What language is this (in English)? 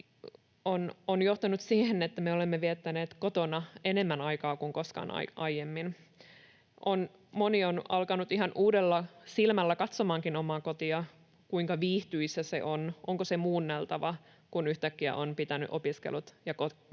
Finnish